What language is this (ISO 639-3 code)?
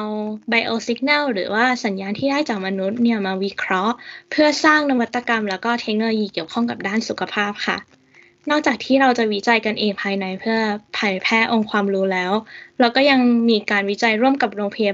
tha